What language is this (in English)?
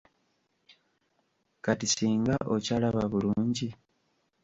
Ganda